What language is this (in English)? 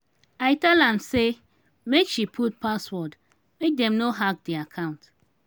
Nigerian Pidgin